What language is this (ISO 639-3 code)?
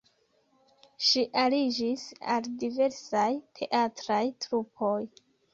epo